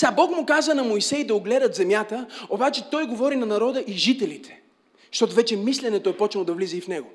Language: Bulgarian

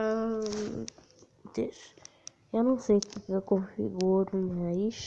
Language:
Portuguese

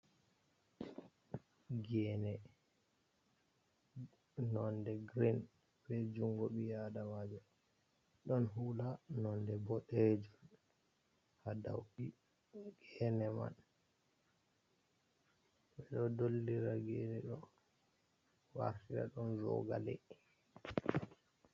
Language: Fula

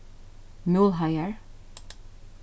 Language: Faroese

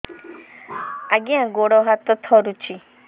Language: Odia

